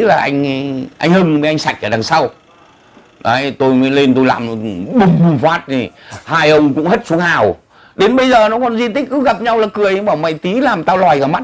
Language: Vietnamese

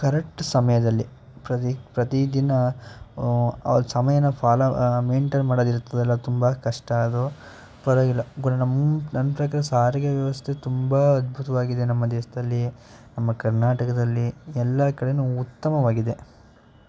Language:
Kannada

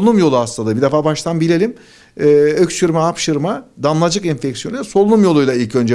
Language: Turkish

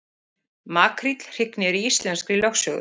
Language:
Icelandic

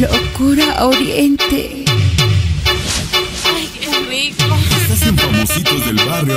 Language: Arabic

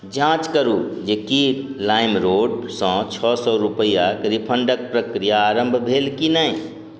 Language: Maithili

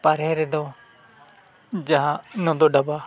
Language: Santali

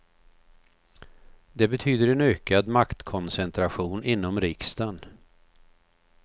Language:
Swedish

